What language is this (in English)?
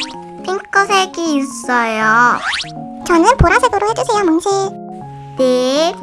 Korean